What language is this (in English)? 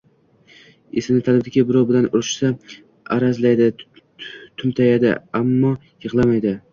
Uzbek